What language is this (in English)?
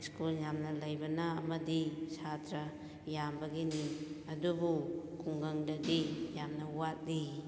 Manipuri